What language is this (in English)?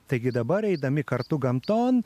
Lithuanian